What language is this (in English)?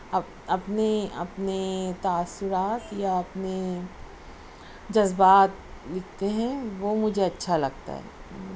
Urdu